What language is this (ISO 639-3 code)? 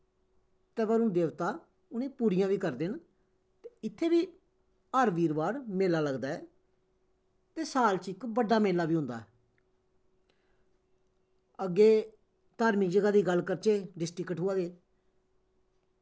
doi